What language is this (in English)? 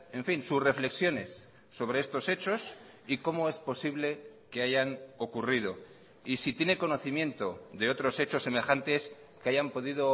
Spanish